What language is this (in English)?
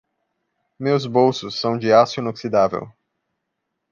Portuguese